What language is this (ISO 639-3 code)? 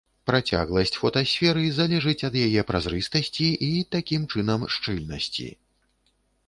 bel